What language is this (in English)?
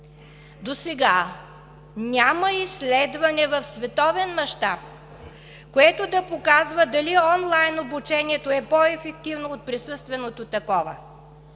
Bulgarian